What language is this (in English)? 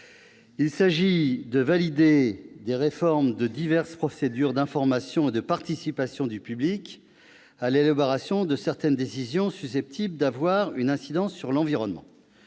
French